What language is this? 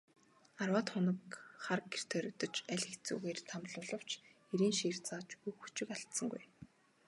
Mongolian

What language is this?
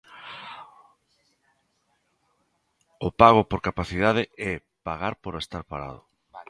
Galician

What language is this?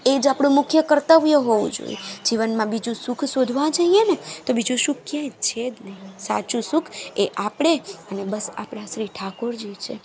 Gujarati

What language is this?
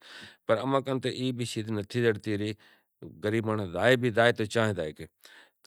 Kachi Koli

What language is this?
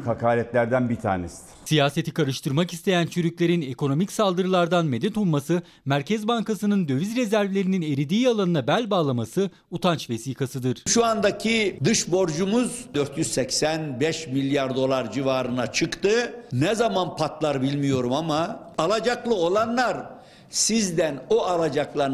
Turkish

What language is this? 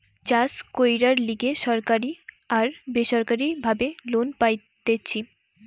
Bangla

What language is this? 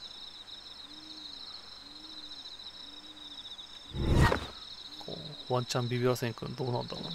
Japanese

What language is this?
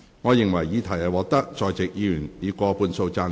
Cantonese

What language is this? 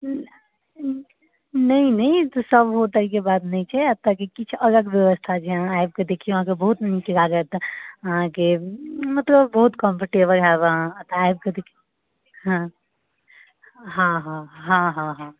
Maithili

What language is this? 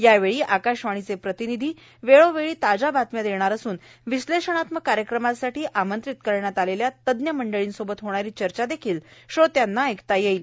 Marathi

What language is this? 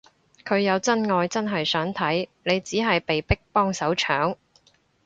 Cantonese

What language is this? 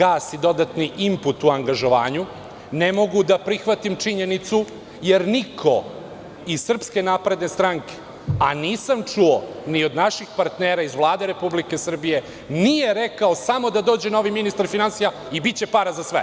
Serbian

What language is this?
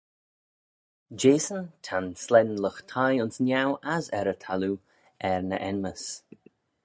Manx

